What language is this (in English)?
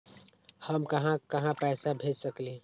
Magahi